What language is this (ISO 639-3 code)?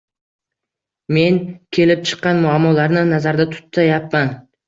uzb